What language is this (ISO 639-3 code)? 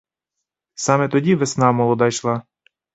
ukr